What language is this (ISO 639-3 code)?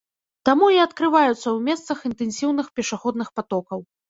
bel